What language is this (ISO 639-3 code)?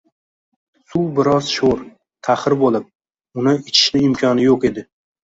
uzb